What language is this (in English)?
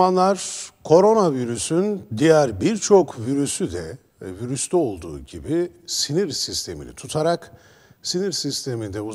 Turkish